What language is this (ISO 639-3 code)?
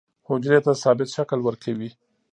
pus